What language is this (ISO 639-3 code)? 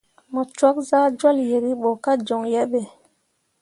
mua